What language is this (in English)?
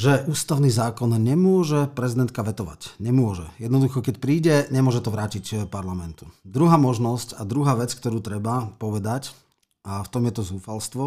Slovak